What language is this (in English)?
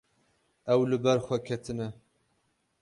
Kurdish